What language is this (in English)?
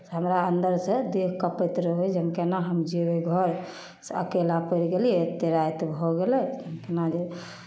Maithili